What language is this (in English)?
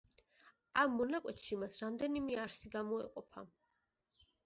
Georgian